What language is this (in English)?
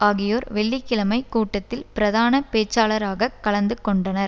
Tamil